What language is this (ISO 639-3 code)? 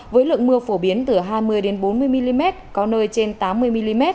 vie